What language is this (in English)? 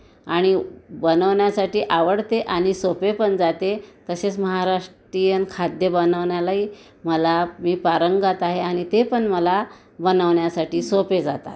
Marathi